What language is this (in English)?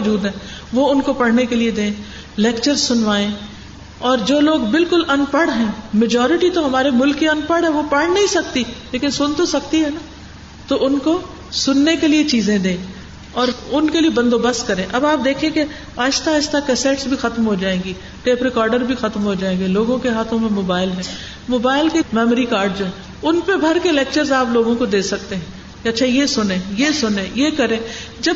Urdu